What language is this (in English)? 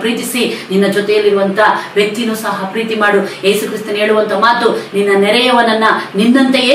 Indonesian